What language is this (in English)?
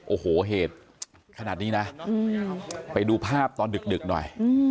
Thai